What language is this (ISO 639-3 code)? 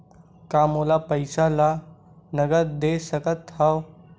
hne